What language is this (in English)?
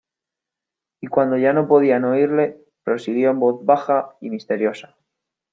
Spanish